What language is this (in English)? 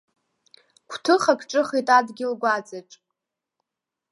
Abkhazian